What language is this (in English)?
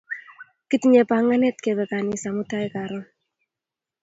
Kalenjin